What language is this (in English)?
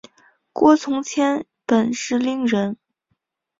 Chinese